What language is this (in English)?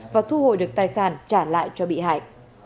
Vietnamese